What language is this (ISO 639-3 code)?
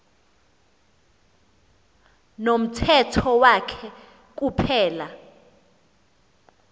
xho